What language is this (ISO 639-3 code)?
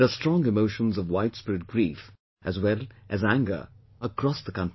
eng